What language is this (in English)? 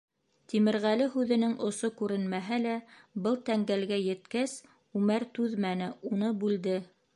Bashkir